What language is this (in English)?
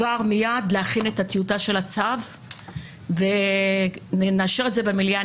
Hebrew